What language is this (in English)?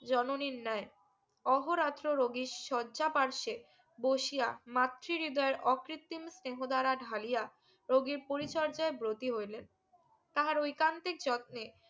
Bangla